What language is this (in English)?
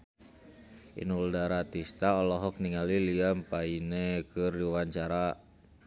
Sundanese